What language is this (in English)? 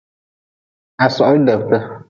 Nawdm